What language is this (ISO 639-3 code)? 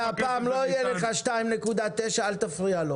heb